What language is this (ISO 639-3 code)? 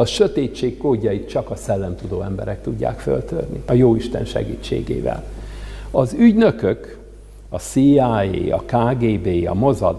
hun